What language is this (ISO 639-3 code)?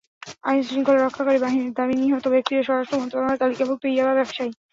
ben